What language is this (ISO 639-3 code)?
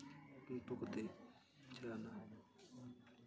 sat